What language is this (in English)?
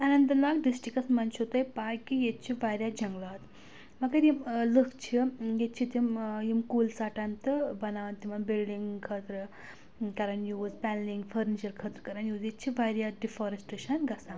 Kashmiri